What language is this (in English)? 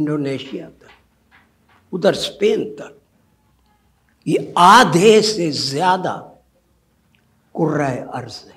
Urdu